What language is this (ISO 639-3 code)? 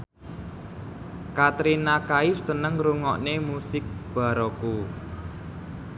jav